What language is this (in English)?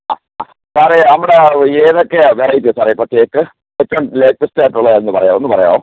Malayalam